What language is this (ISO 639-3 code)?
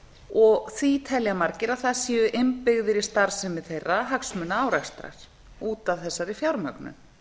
isl